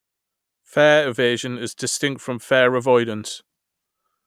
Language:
English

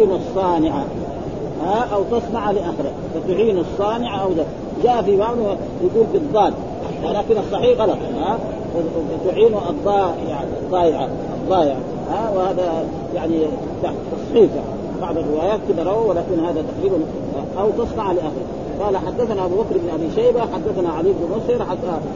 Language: Arabic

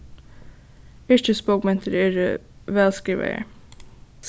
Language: Faroese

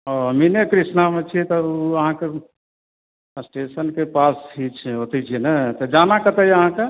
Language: Maithili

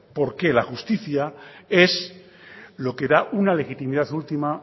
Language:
Spanish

